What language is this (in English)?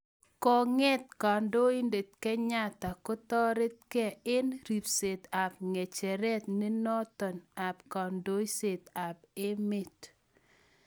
Kalenjin